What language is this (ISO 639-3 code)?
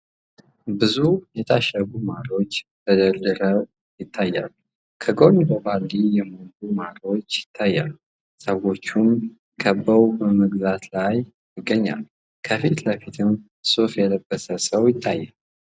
amh